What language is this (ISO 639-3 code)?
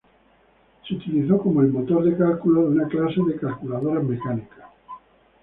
spa